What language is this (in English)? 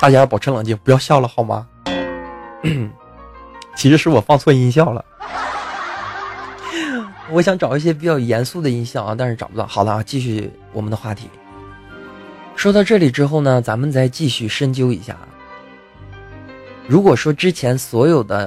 Chinese